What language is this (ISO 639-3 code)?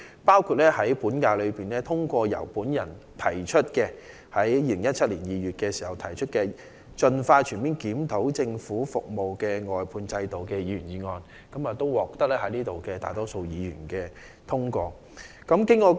yue